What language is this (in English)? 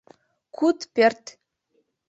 Mari